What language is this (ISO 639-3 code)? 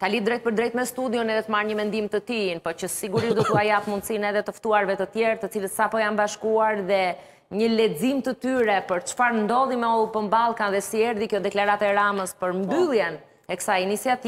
ron